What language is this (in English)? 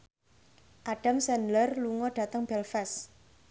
Javanese